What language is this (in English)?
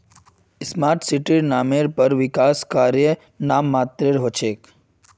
Magahi